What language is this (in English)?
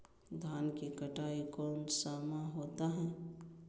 Magahi